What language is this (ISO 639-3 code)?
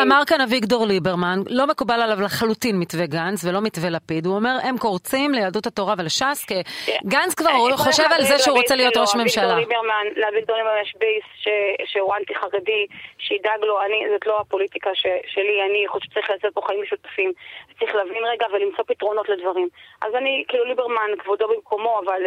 heb